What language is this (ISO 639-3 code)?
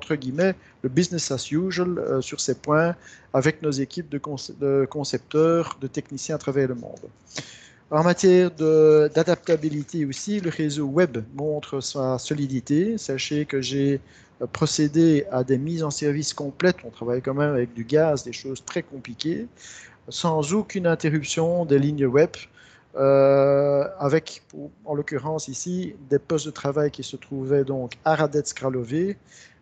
fra